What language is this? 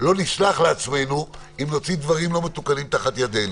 Hebrew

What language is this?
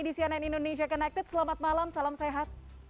Indonesian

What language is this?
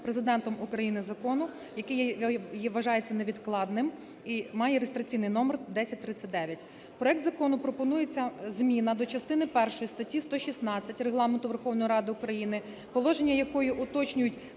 Ukrainian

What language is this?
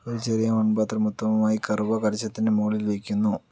Malayalam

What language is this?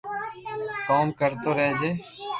Loarki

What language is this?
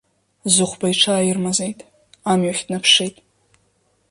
Abkhazian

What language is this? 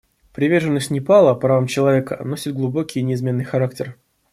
Russian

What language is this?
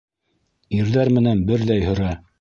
Bashkir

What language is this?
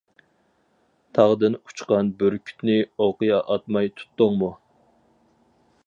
Uyghur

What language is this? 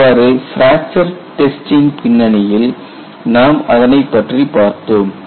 Tamil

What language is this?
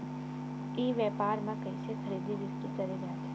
Chhattisgarhi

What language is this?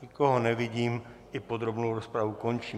Czech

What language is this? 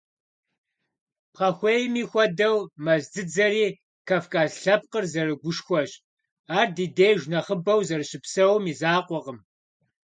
Kabardian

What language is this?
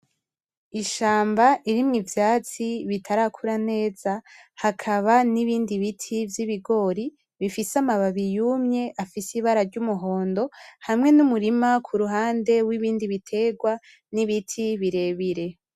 Rundi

